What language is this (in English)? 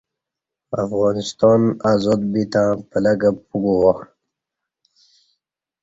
Kati